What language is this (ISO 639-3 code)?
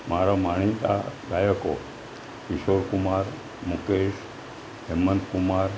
guj